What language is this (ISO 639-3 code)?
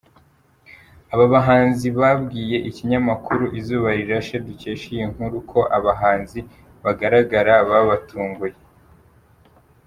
kin